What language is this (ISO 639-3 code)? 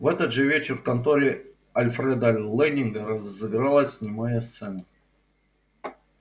rus